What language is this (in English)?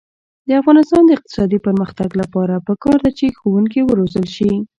Pashto